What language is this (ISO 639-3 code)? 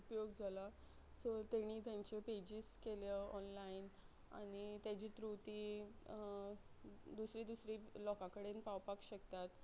kok